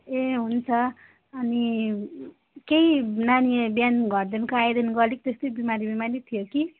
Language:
Nepali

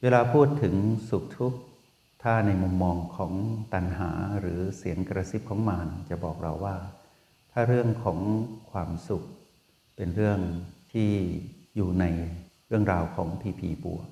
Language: Thai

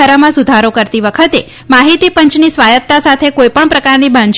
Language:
Gujarati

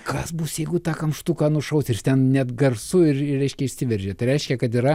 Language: Lithuanian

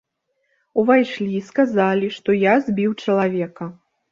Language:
Belarusian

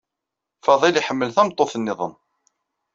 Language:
Kabyle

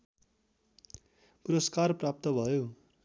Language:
Nepali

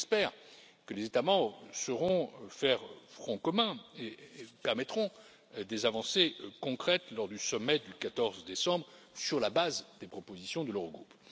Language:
French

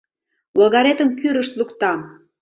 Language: Mari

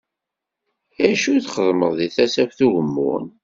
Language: Kabyle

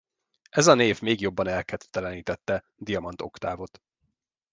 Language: Hungarian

